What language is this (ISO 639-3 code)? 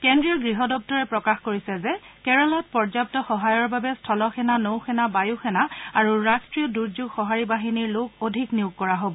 asm